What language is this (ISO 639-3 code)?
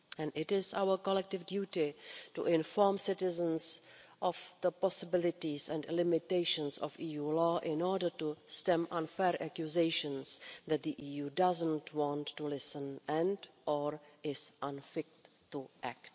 eng